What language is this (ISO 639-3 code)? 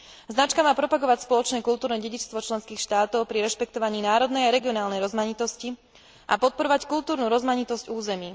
slk